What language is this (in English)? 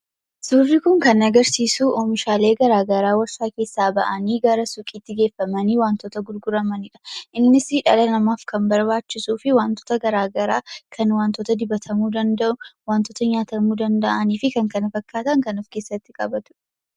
Oromo